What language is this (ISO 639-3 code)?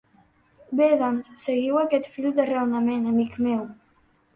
cat